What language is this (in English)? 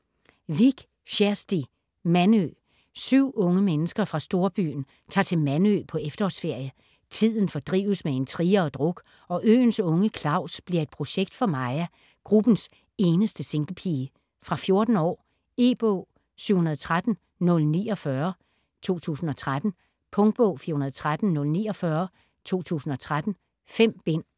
Danish